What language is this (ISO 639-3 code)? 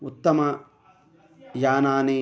san